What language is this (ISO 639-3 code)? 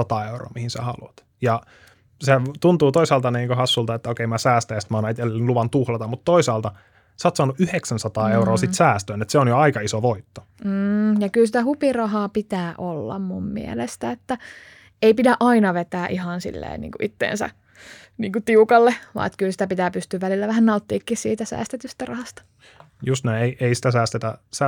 fin